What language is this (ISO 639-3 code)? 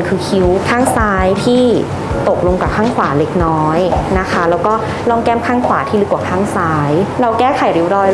tha